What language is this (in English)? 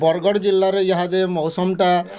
Odia